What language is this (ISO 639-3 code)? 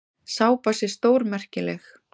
isl